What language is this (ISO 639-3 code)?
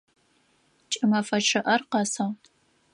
ady